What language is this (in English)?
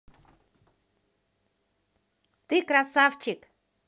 Russian